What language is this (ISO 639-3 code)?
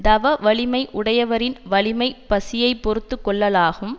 tam